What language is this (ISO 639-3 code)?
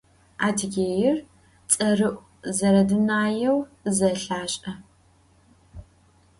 ady